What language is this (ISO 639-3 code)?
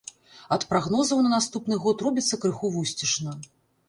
bel